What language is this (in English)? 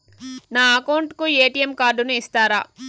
Telugu